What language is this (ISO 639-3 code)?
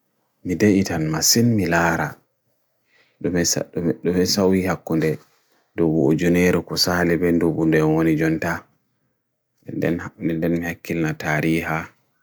fui